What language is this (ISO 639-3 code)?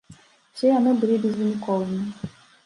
bel